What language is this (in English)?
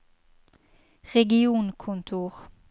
Norwegian